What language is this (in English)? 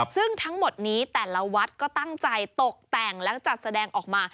Thai